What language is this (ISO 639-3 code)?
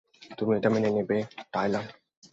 ben